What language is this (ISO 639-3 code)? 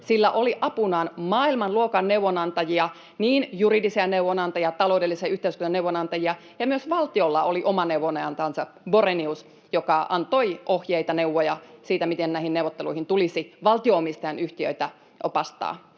fin